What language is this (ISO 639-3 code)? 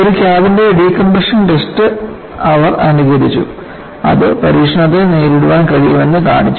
mal